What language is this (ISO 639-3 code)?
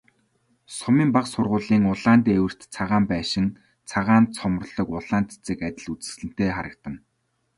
mon